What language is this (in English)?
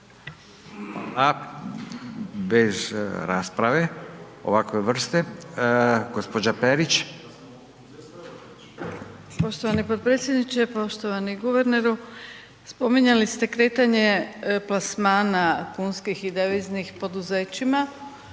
Croatian